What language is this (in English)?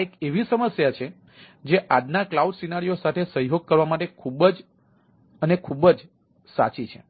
Gujarati